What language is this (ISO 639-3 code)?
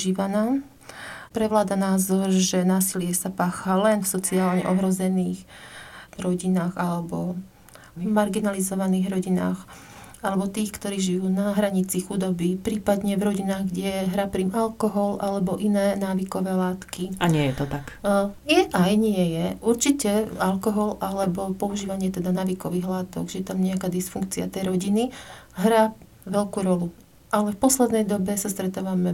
slk